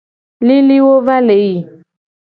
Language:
Gen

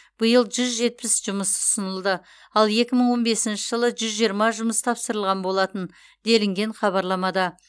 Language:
Kazakh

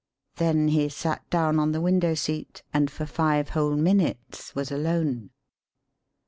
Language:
English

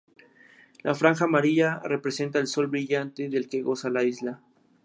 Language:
Spanish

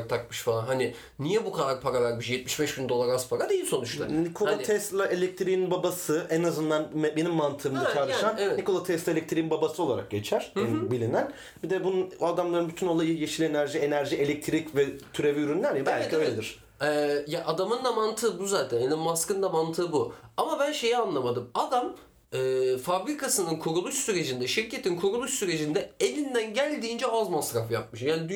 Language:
Turkish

